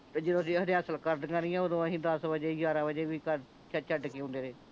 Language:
Punjabi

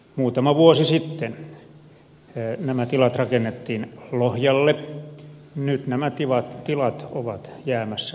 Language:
Finnish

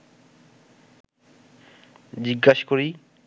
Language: Bangla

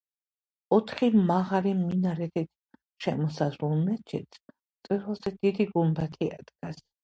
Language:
Georgian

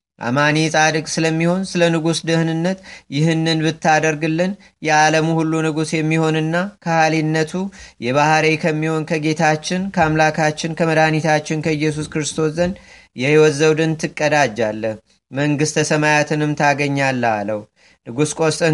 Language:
Amharic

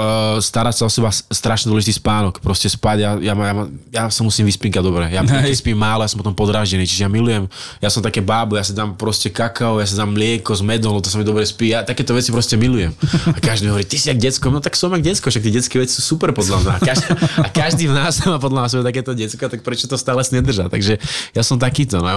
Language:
Slovak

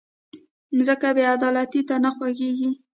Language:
Pashto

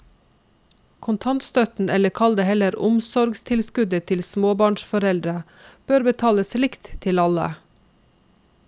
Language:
Norwegian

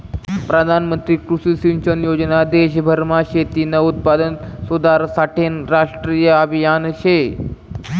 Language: Marathi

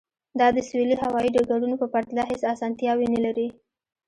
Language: Pashto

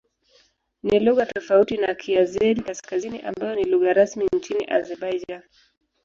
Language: Swahili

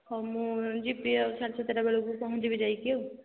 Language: Odia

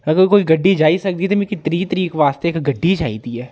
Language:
Dogri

